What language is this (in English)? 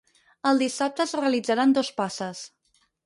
Catalan